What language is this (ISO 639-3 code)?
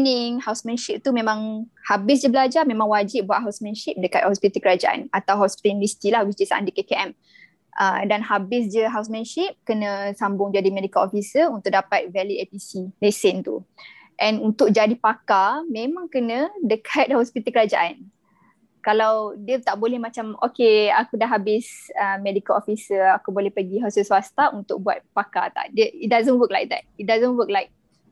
msa